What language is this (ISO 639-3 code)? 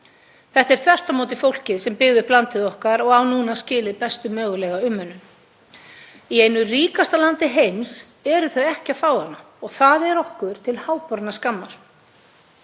isl